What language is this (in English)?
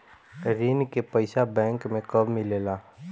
Bhojpuri